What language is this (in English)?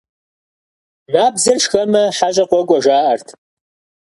Kabardian